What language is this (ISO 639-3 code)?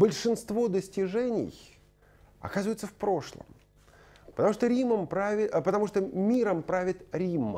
rus